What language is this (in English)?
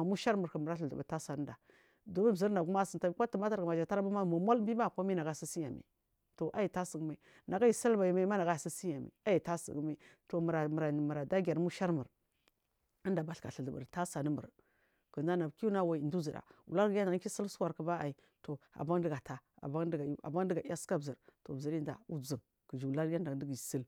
Marghi South